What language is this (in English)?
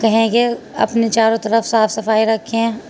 Urdu